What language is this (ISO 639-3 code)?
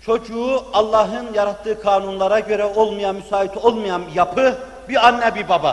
tur